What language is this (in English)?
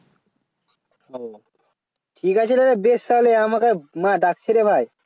Bangla